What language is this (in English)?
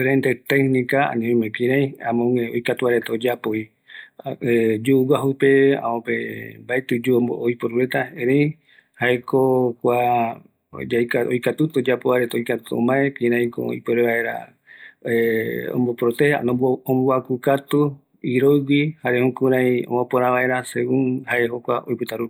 Eastern Bolivian Guaraní